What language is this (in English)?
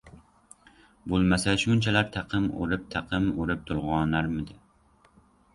Uzbek